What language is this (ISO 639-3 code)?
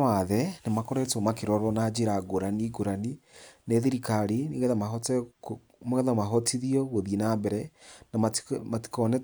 kik